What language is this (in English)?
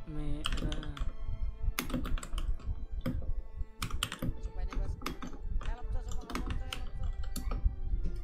Indonesian